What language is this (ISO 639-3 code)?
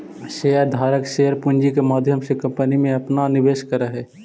mag